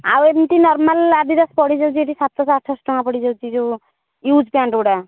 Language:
Odia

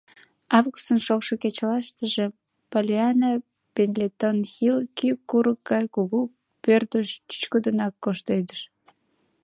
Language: Mari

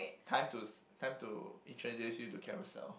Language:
English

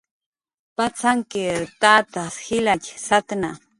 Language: Jaqaru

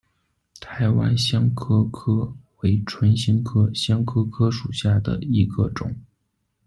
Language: Chinese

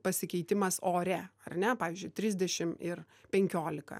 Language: Lithuanian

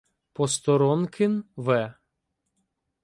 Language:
Ukrainian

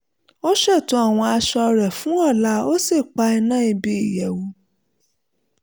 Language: Yoruba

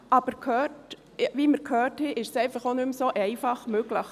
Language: Swiss German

